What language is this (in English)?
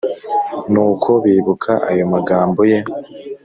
Kinyarwanda